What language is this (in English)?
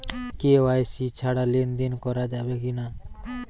Bangla